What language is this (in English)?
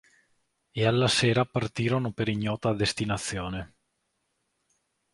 Italian